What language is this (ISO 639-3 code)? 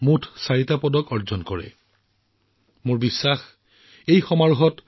asm